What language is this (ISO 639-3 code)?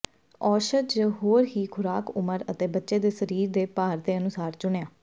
pan